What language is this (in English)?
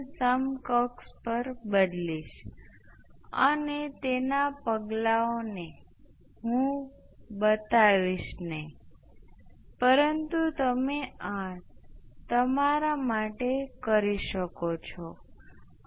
Gujarati